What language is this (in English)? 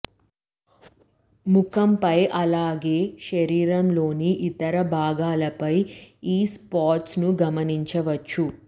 Telugu